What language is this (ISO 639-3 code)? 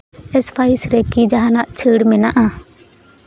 sat